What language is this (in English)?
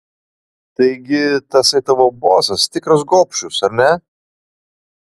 Lithuanian